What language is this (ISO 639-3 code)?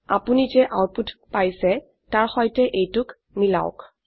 asm